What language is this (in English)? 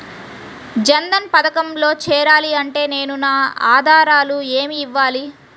Telugu